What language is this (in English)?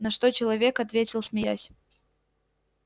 Russian